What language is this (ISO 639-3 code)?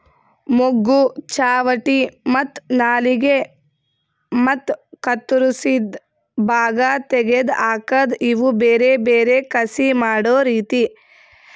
kan